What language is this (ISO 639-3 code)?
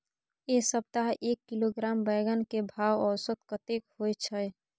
mai